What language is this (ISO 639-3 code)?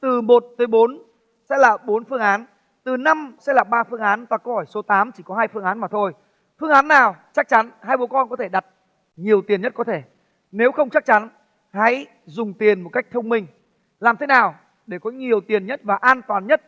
vie